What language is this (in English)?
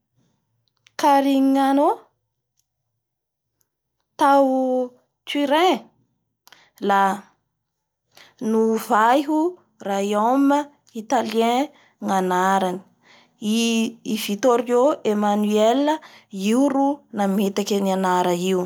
Bara Malagasy